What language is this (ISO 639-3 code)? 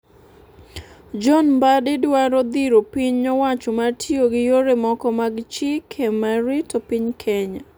luo